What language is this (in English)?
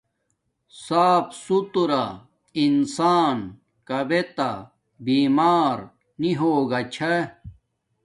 Domaaki